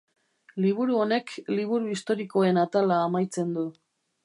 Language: Basque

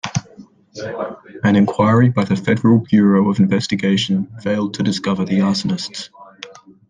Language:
English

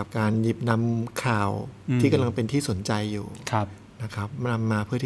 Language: Thai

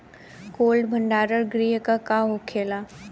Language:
Bhojpuri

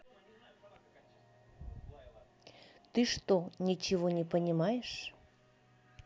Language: Russian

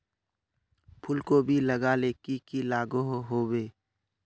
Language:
Magahi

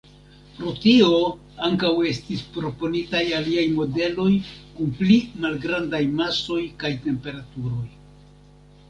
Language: Esperanto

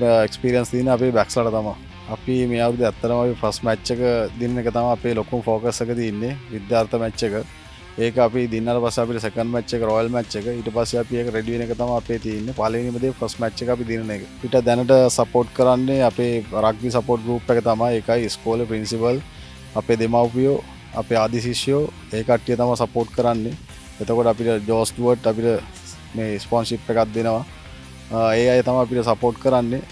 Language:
Romanian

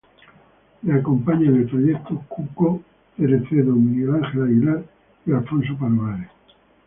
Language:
Spanish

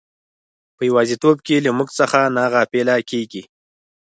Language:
Pashto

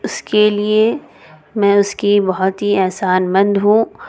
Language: Urdu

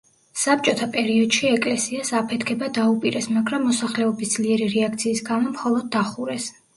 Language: Georgian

